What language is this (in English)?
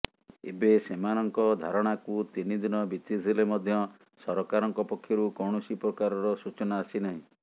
Odia